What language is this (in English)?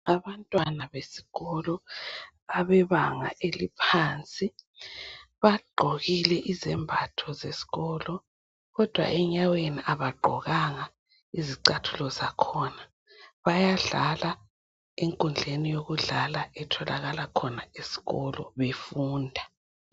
North Ndebele